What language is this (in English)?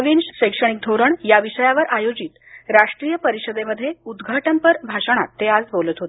Marathi